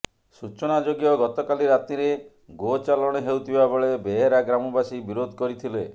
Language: Odia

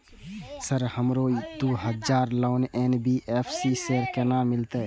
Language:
Maithili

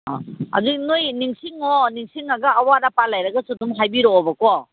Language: Manipuri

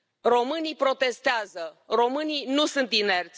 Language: Romanian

